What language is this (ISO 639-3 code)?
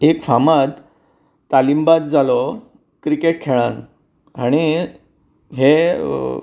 kok